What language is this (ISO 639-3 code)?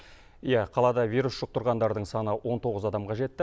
kaz